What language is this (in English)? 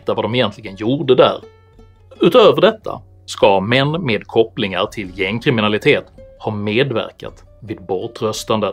Swedish